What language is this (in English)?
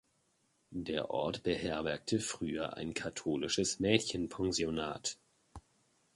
German